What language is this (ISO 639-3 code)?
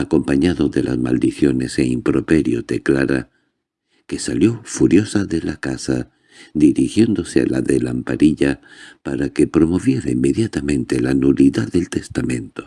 spa